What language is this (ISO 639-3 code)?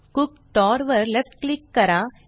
mar